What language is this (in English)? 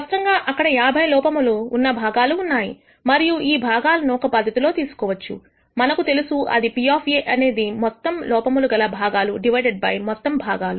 Telugu